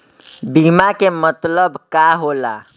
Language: Bhojpuri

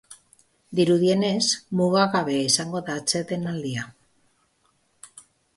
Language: Basque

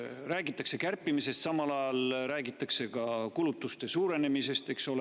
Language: Estonian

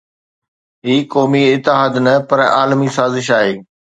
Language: Sindhi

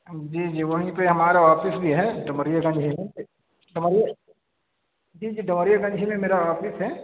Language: Urdu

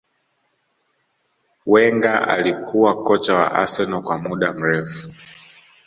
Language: Swahili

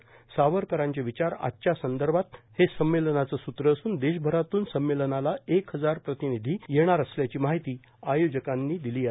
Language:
Marathi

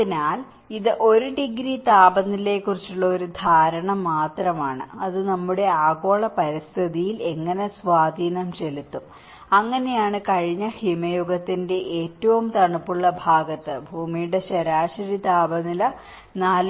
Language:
Malayalam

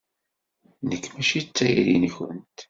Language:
Kabyle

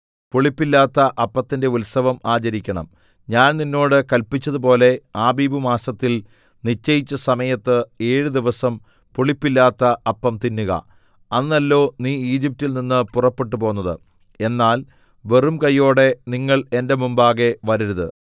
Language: Malayalam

